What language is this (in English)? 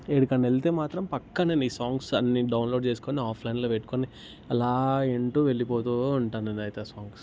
Telugu